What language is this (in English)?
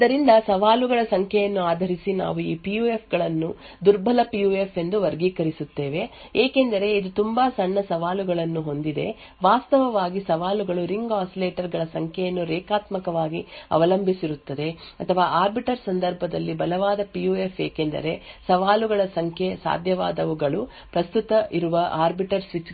Kannada